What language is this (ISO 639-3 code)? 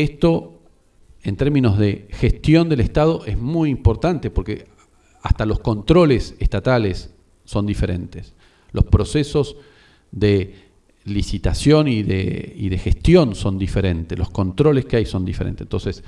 spa